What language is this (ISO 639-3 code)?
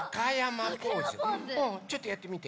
jpn